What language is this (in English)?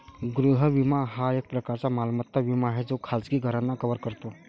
Marathi